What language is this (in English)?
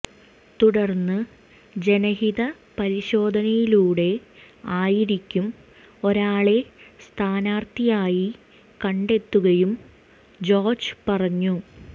Malayalam